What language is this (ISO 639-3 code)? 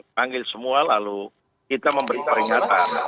ind